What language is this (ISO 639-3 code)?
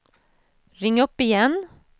swe